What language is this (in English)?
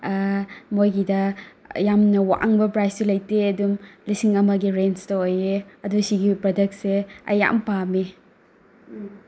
Manipuri